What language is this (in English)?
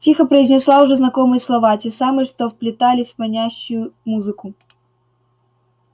Russian